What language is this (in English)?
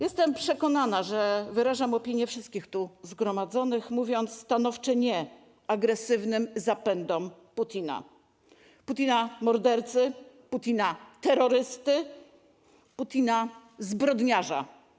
Polish